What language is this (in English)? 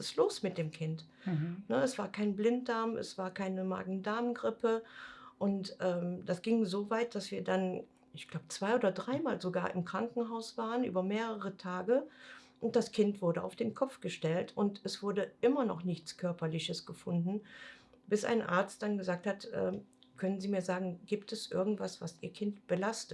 German